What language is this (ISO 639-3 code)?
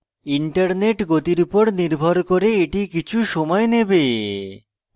ben